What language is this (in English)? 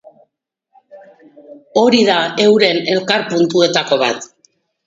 Basque